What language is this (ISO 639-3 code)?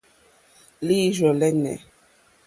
bri